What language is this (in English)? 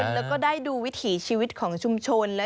Thai